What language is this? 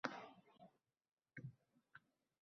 Uzbek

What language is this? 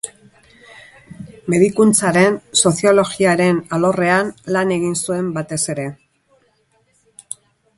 Basque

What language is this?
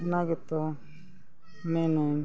Santali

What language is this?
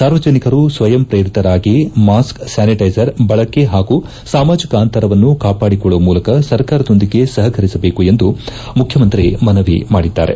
Kannada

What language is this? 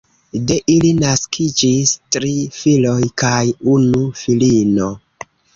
Esperanto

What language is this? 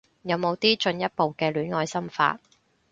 Cantonese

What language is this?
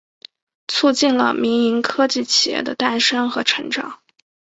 Chinese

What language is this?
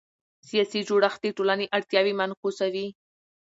Pashto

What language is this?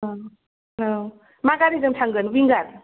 Bodo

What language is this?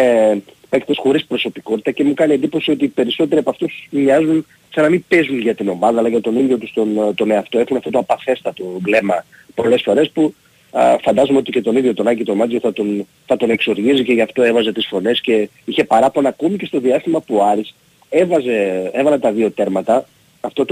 Greek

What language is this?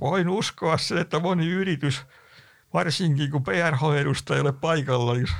Finnish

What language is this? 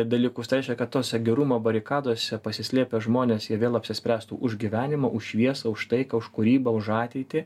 Lithuanian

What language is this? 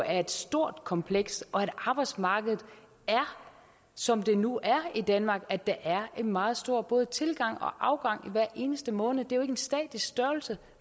Danish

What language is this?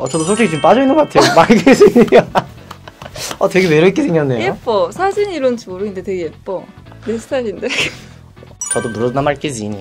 Korean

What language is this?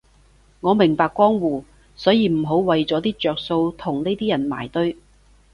Cantonese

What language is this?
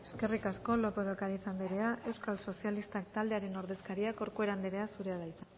Basque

